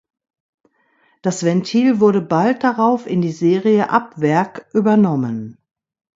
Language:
German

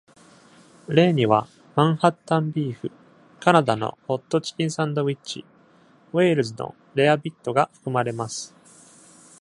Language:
Japanese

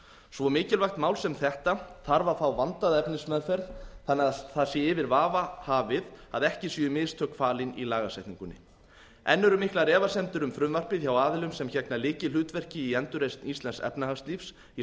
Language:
Icelandic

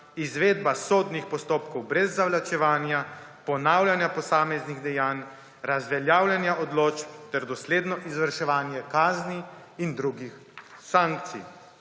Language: Slovenian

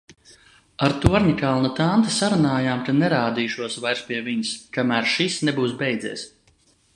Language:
Latvian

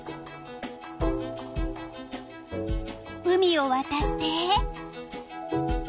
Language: Japanese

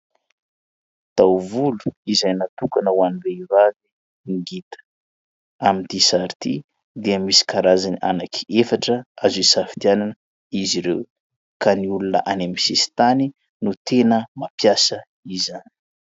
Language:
Malagasy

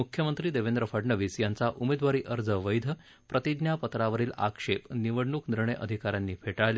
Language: Marathi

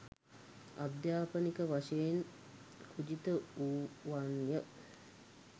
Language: Sinhala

